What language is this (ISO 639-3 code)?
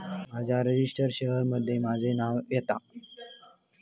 mar